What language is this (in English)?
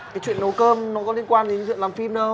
Vietnamese